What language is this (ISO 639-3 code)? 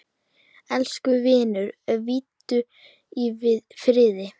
isl